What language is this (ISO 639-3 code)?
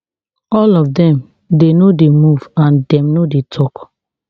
pcm